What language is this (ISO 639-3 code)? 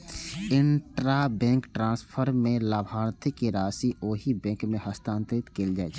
mai